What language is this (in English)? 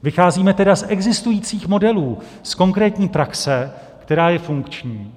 Czech